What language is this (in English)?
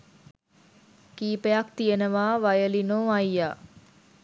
Sinhala